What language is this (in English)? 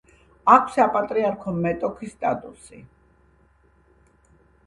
Georgian